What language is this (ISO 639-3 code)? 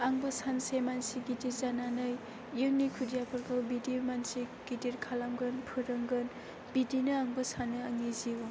brx